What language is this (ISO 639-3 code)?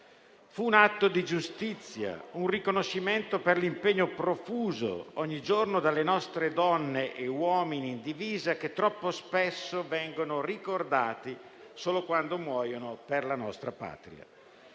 ita